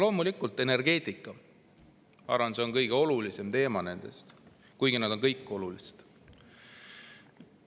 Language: Estonian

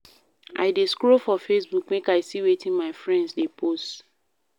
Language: Nigerian Pidgin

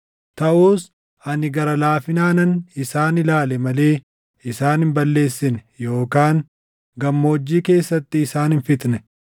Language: Oromo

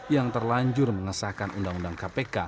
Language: Indonesian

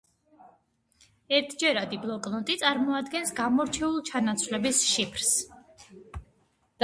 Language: Georgian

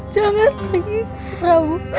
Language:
Indonesian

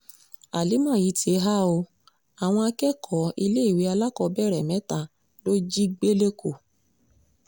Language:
Yoruba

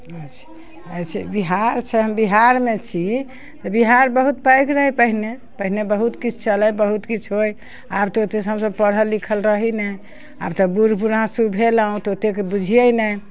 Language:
Maithili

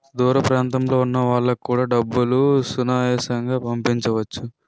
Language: Telugu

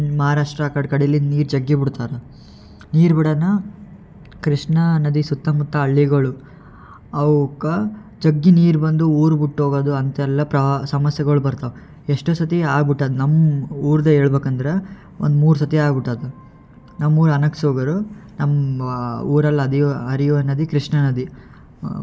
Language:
Kannada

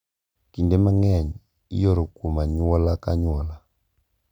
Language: Luo (Kenya and Tanzania)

